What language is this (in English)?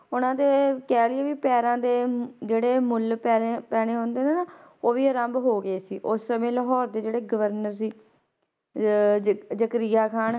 Punjabi